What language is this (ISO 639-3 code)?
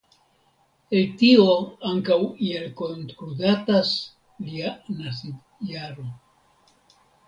epo